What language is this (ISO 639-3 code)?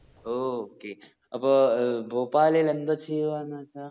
mal